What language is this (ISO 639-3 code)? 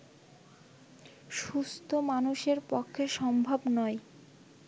ben